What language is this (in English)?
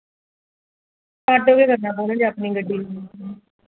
Dogri